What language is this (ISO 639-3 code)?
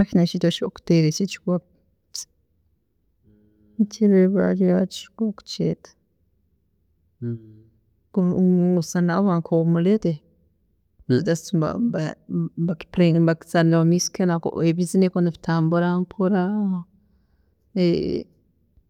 ttj